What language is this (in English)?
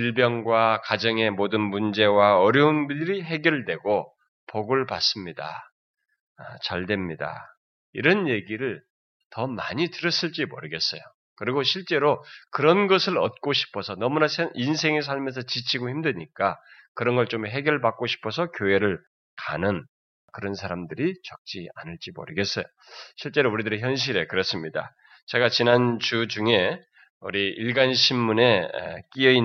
Korean